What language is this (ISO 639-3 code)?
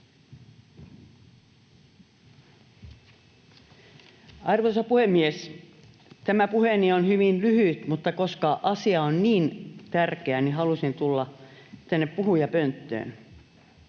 fin